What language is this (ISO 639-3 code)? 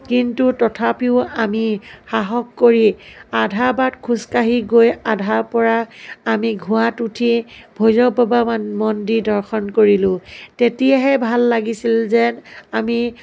asm